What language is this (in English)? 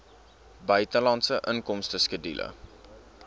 Afrikaans